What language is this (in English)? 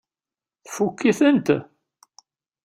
Kabyle